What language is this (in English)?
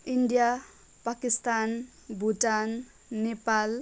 Nepali